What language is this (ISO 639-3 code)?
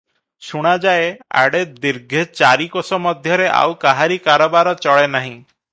ori